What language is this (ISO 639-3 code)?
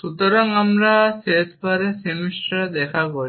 ben